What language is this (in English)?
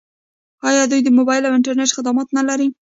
Pashto